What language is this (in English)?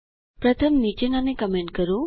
Gujarati